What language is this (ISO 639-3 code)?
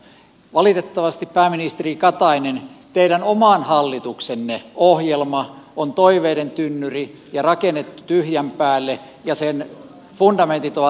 fin